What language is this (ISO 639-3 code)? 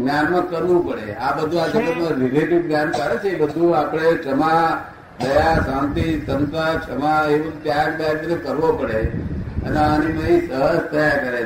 guj